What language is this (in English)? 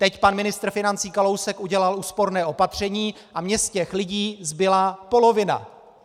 Czech